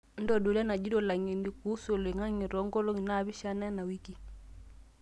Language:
Masai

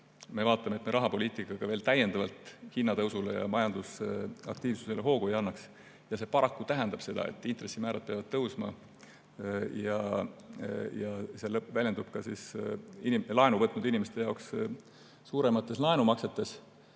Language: Estonian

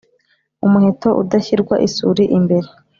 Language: Kinyarwanda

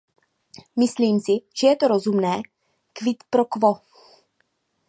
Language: Czech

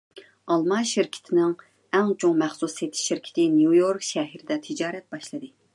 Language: Uyghur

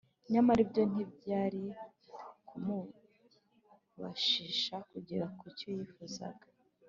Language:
Kinyarwanda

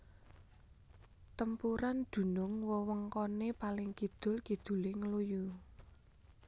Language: Javanese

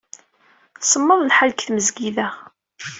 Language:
Kabyle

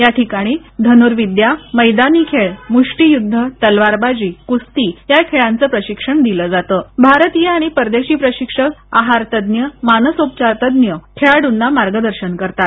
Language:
Marathi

